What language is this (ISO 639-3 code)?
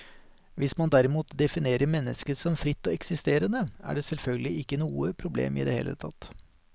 nor